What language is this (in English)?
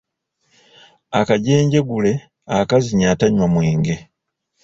Ganda